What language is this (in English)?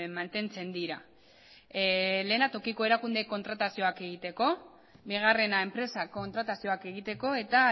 Basque